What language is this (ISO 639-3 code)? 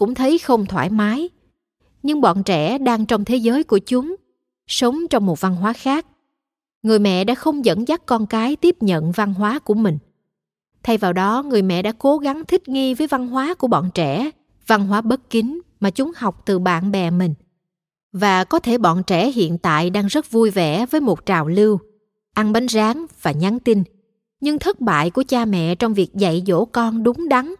vie